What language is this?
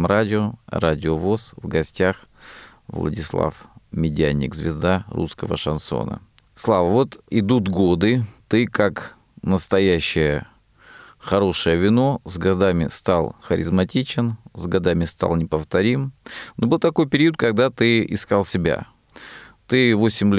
Russian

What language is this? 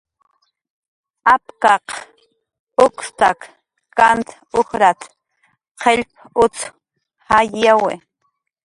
Jaqaru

